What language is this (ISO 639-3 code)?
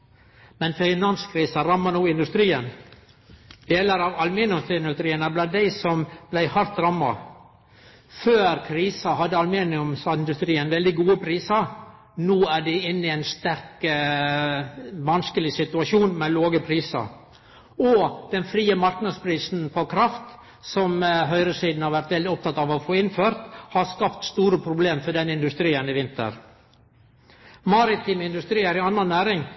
nno